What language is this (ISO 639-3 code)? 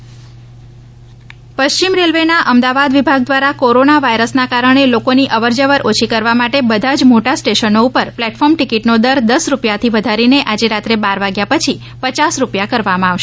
guj